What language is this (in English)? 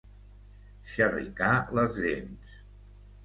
Catalan